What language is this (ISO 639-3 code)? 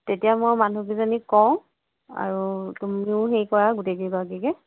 asm